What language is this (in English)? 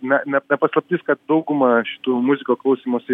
Lithuanian